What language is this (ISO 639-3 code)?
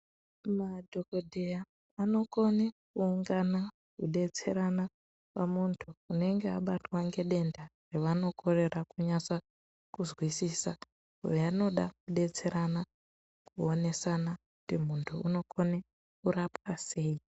ndc